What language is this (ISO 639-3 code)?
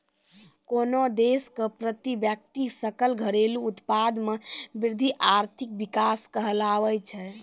mai